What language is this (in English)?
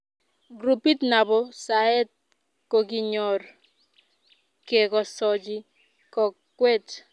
Kalenjin